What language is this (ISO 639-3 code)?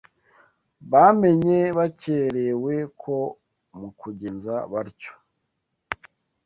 kin